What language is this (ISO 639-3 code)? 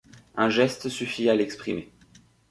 fra